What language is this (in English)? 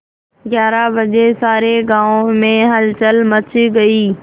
Hindi